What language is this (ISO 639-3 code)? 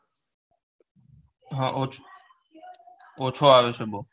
guj